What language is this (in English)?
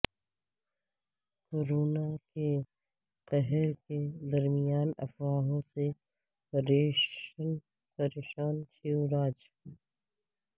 Urdu